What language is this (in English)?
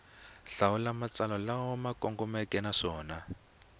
Tsonga